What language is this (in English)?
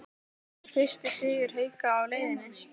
Icelandic